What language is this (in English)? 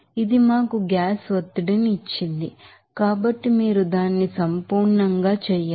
Telugu